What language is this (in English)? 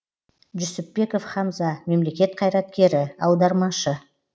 Kazakh